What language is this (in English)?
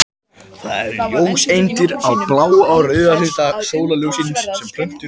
Icelandic